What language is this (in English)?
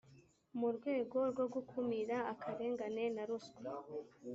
Kinyarwanda